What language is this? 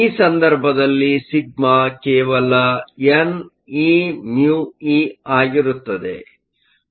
Kannada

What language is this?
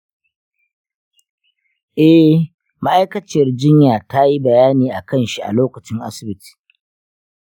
Hausa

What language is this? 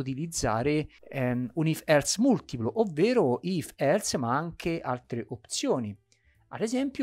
Italian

